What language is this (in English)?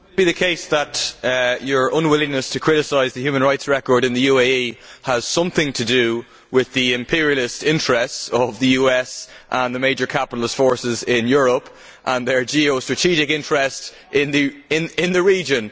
English